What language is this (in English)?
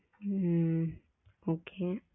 Tamil